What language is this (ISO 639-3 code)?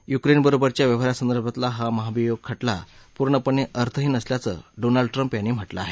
mar